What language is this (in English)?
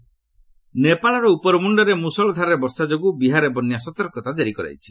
Odia